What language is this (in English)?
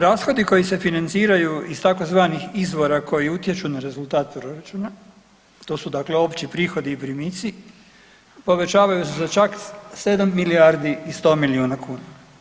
Croatian